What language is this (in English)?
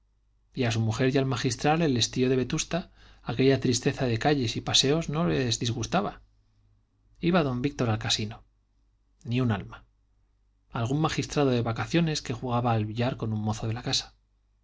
Spanish